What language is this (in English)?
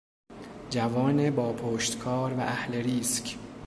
Persian